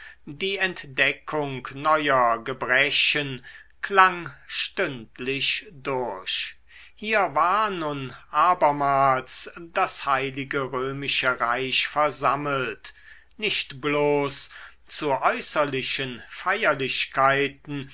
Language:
German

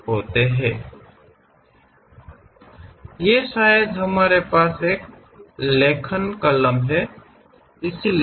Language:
Kannada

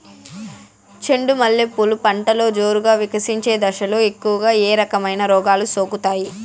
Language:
Telugu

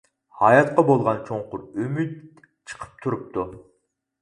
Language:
Uyghur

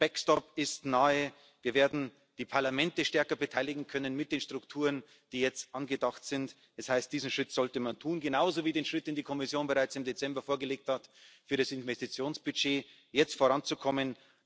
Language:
German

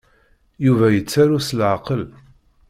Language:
Kabyle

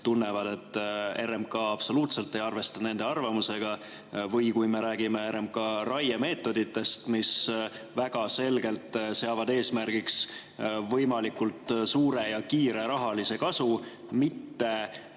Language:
Estonian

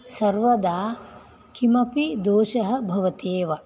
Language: Sanskrit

